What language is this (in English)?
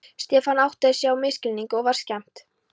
Icelandic